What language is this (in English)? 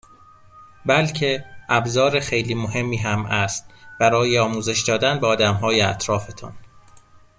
Persian